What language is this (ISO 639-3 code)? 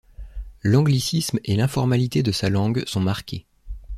fra